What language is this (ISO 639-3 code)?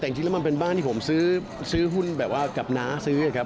tha